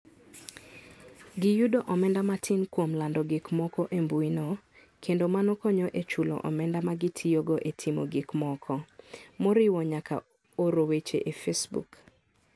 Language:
Luo (Kenya and Tanzania)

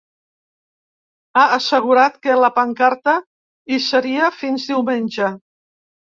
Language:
Catalan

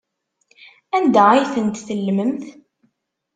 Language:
Kabyle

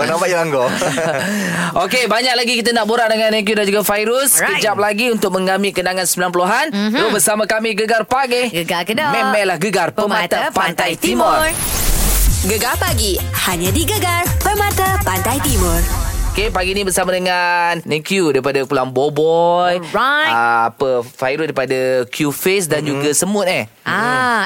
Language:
Malay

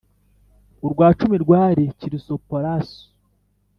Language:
Kinyarwanda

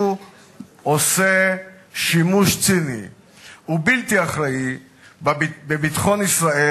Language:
Hebrew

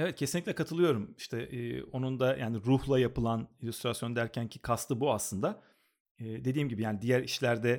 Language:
Turkish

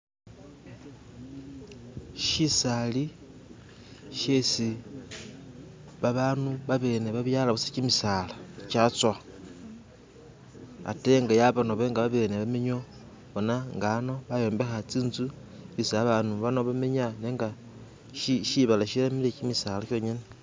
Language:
Masaaba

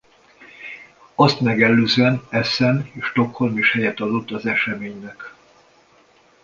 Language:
Hungarian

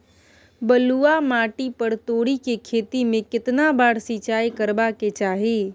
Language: Maithili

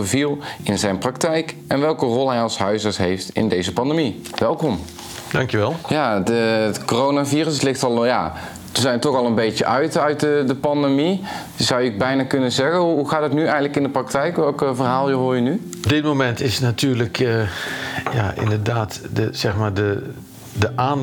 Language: Dutch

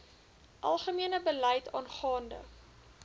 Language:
Afrikaans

